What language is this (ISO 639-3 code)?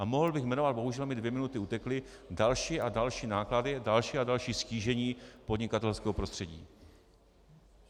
ces